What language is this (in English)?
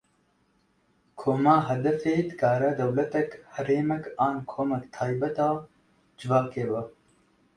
Kurdish